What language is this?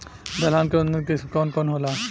Bhojpuri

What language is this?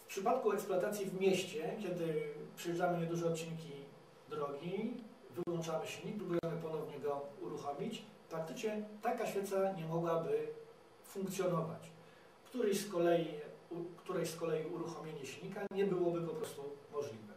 Polish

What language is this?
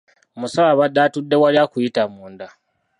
Ganda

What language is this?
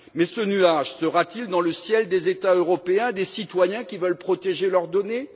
French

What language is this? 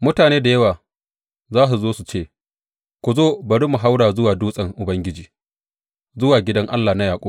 Hausa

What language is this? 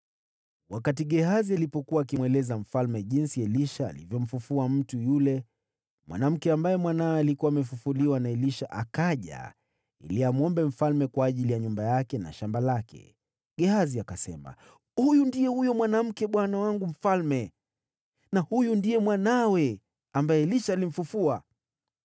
Swahili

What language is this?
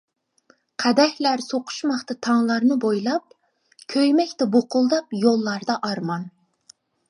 Uyghur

